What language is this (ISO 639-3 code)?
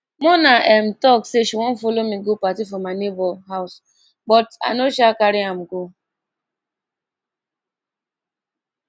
pcm